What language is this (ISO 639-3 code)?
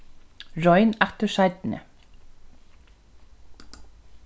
fao